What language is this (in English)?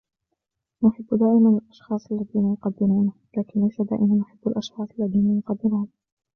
Arabic